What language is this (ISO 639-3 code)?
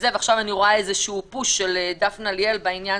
heb